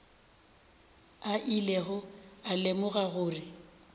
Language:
Northern Sotho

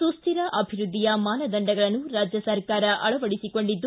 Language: Kannada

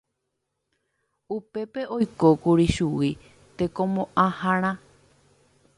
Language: Guarani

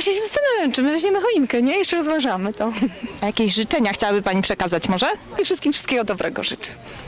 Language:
Polish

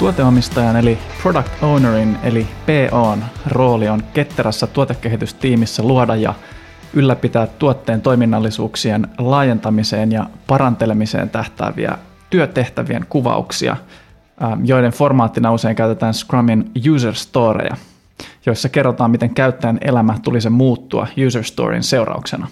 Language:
Finnish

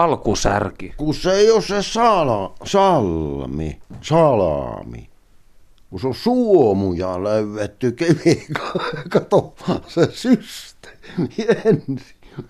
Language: Finnish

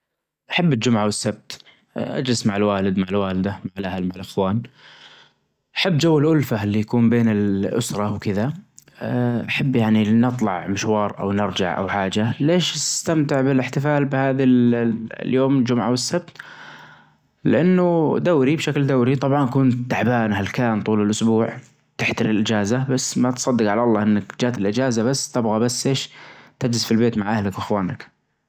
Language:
Najdi Arabic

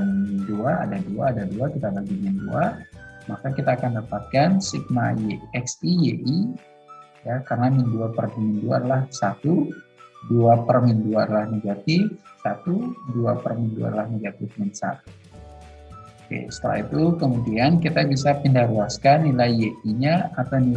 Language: Indonesian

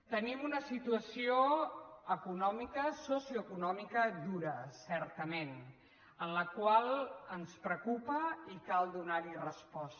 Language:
Catalan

